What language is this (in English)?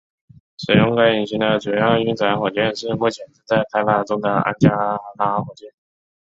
Chinese